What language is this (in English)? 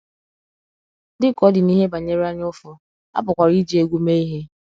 Igbo